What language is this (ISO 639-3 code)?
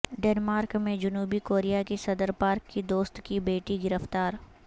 urd